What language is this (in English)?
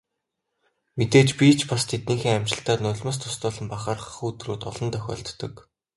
Mongolian